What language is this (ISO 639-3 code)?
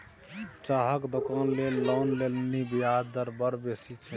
mai